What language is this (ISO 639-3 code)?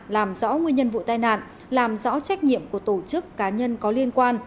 vie